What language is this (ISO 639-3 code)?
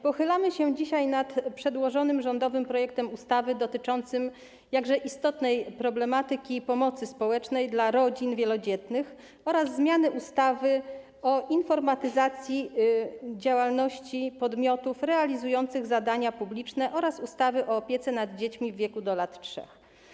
pol